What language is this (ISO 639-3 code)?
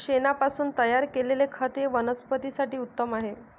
mar